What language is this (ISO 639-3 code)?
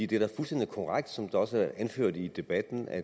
dan